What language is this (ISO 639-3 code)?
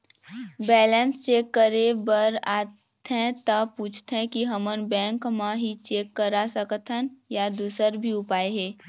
hne